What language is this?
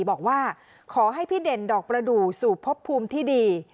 Thai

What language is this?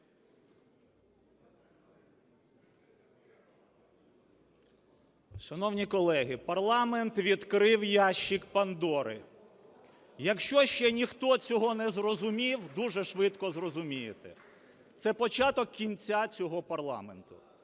Ukrainian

